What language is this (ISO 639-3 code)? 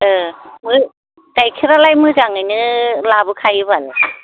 brx